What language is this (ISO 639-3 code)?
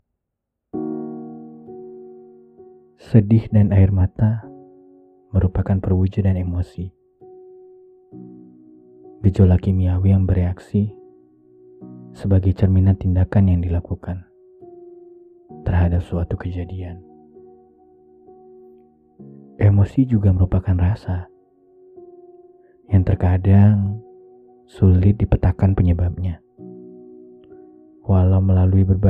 ind